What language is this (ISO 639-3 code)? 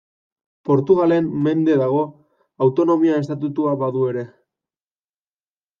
eus